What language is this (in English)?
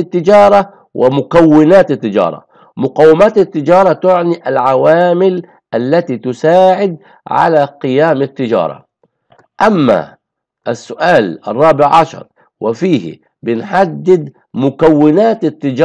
Arabic